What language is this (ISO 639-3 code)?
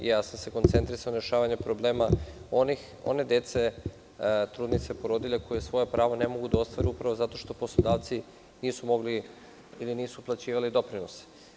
srp